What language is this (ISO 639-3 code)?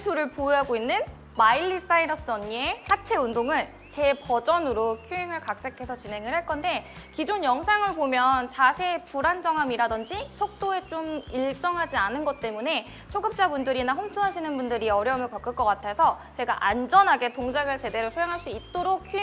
kor